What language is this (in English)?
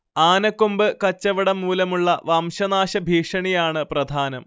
Malayalam